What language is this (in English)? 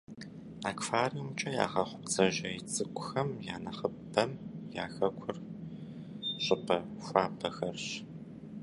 Kabardian